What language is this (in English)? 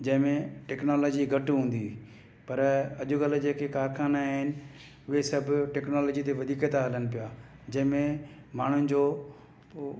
Sindhi